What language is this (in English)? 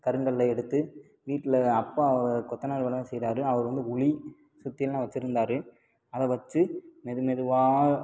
Tamil